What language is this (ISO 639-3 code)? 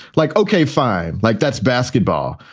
eng